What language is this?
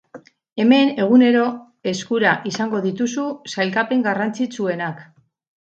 Basque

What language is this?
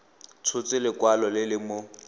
Tswana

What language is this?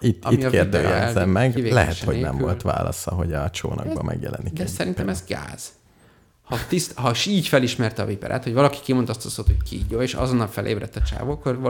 Hungarian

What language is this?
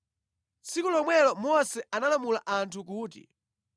Nyanja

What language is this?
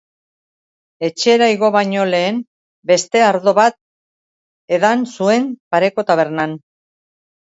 Basque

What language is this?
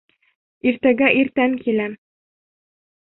Bashkir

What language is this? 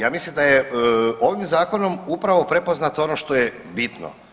Croatian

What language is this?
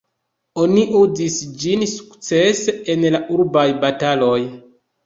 Esperanto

